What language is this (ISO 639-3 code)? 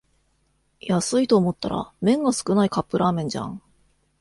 jpn